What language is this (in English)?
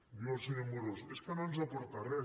Catalan